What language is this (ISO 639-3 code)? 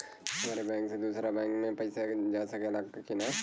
bho